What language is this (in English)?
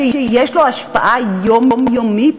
Hebrew